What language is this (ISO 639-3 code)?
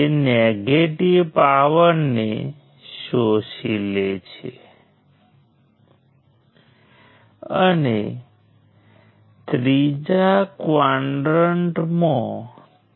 guj